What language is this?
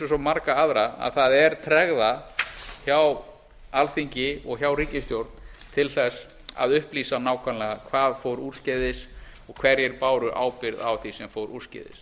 Icelandic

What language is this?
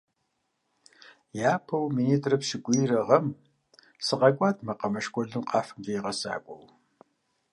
Kabardian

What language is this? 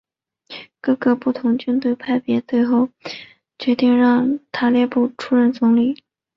Chinese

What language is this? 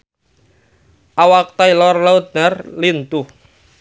Sundanese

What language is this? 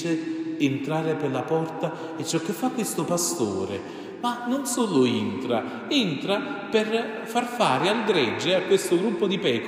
Italian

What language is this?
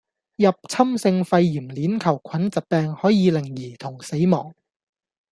Cantonese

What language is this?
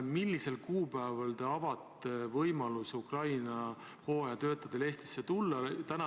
Estonian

